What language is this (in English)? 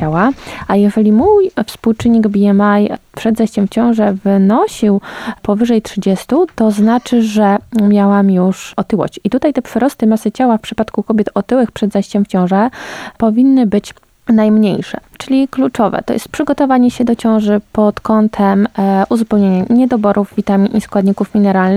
Polish